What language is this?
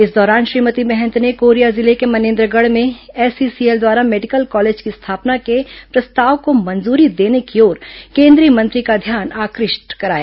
Hindi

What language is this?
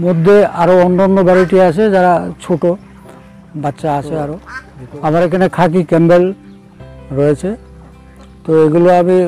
Korean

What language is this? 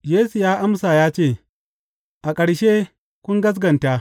Hausa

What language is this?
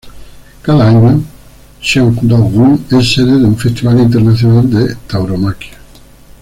Spanish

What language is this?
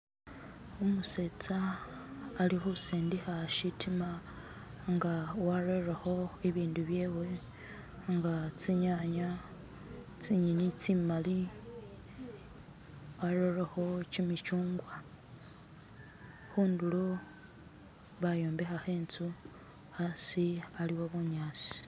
Masaaba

